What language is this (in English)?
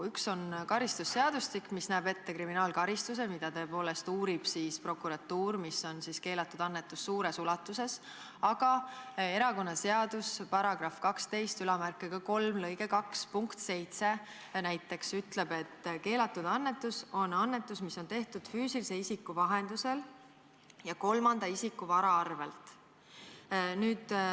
Estonian